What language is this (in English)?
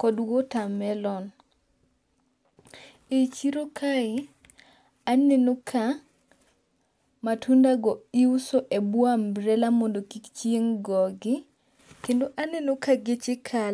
Luo (Kenya and Tanzania)